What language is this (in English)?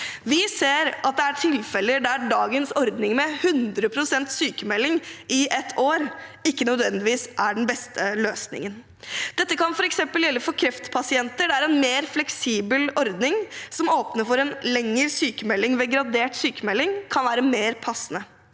Norwegian